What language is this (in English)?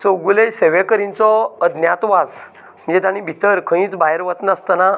Konkani